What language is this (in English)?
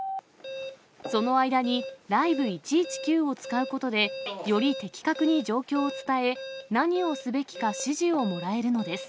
Japanese